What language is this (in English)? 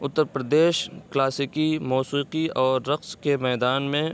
Urdu